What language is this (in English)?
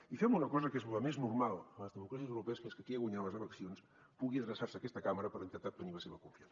Catalan